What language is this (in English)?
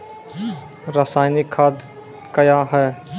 Maithili